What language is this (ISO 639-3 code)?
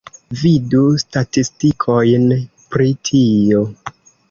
epo